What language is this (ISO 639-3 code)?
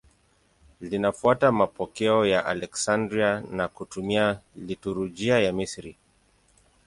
swa